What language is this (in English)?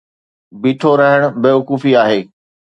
Sindhi